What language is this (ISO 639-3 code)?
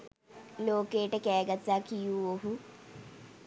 sin